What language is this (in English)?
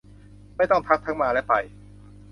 Thai